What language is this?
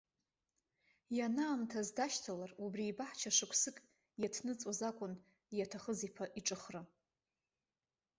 Abkhazian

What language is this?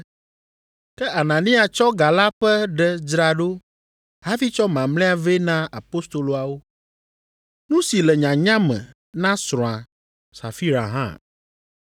Ewe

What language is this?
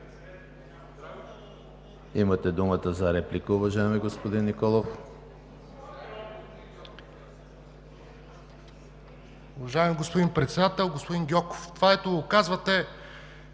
Bulgarian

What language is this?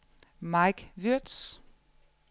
Danish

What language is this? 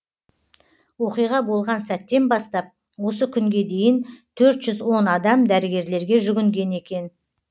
Kazakh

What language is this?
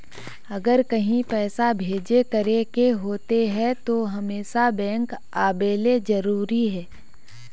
Magahi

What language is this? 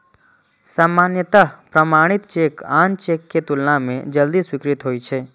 Maithili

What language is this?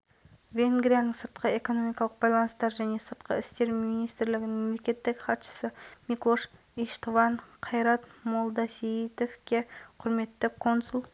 Kazakh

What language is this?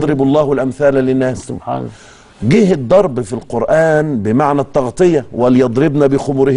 Arabic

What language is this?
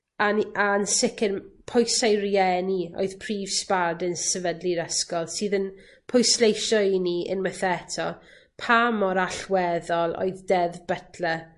Welsh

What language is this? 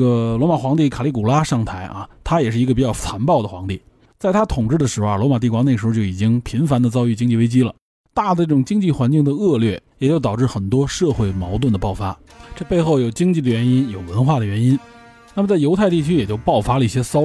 Chinese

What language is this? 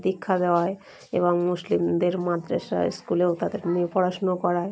Bangla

